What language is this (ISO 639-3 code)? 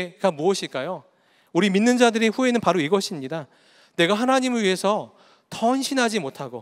kor